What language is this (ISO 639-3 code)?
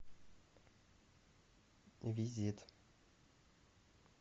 rus